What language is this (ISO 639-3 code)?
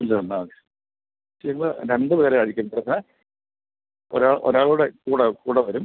mal